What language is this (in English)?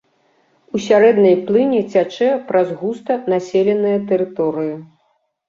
Belarusian